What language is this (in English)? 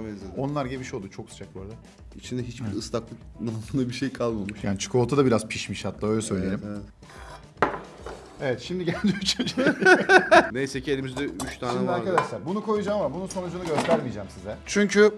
Turkish